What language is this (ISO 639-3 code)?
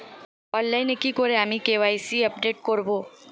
ben